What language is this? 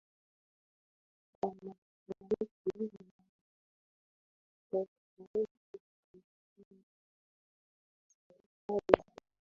Swahili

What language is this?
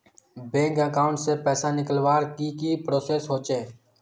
Magahi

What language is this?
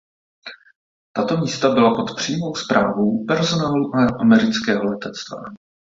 Czech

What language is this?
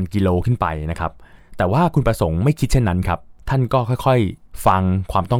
Thai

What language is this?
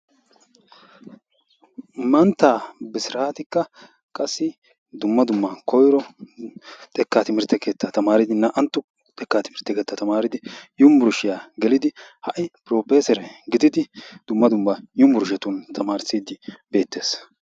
Wolaytta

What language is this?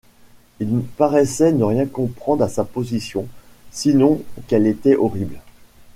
French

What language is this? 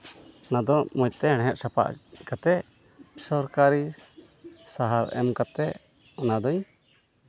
Santali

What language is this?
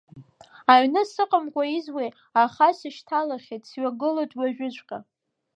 Abkhazian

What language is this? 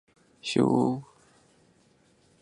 Chinese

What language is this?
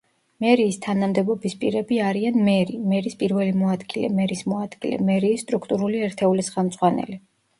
Georgian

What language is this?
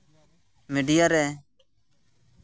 Santali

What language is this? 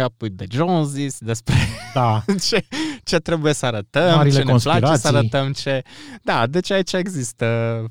Romanian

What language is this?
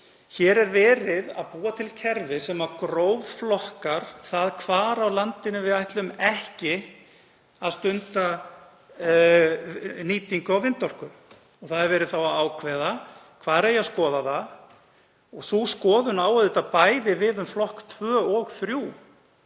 Icelandic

